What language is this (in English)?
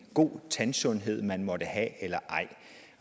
Danish